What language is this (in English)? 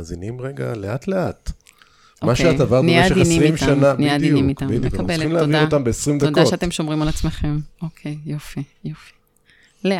Hebrew